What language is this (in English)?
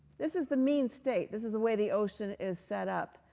English